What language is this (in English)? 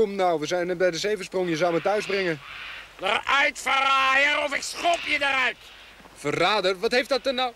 Dutch